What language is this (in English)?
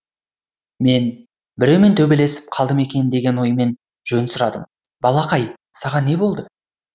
Kazakh